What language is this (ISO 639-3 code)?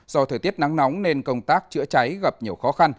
vie